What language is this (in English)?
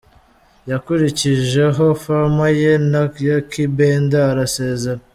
Kinyarwanda